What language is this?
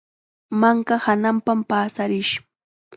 Chiquián Ancash Quechua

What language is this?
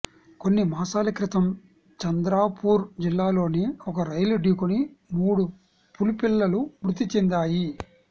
Telugu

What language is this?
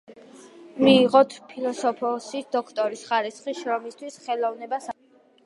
Georgian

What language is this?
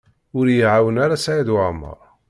Kabyle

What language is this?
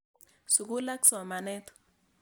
Kalenjin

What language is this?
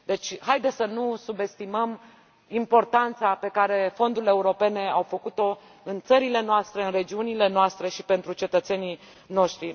Romanian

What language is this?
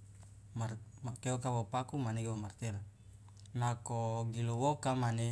Loloda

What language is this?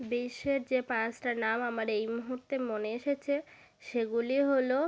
Bangla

